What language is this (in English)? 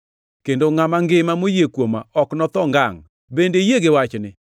Luo (Kenya and Tanzania)